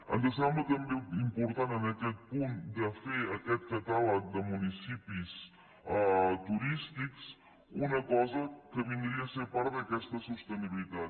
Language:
Catalan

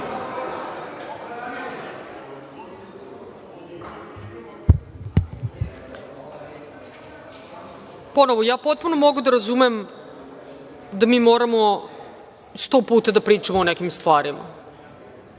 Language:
Serbian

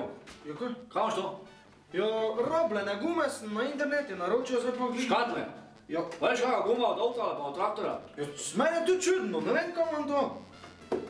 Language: Romanian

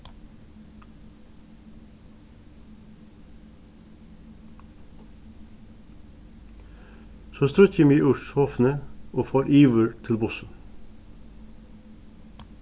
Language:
Faroese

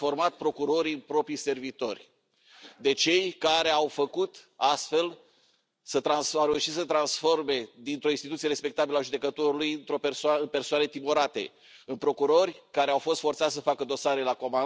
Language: Romanian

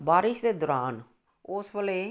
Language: Punjabi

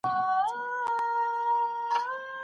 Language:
Pashto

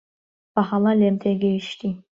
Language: Central Kurdish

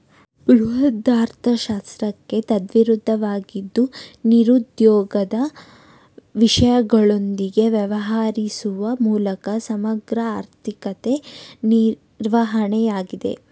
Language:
Kannada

